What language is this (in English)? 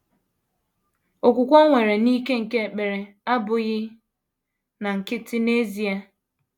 Igbo